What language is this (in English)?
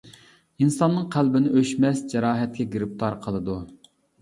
Uyghur